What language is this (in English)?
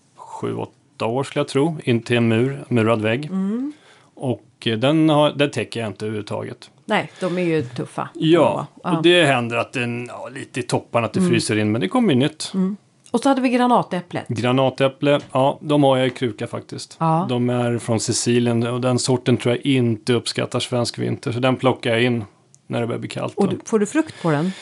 Swedish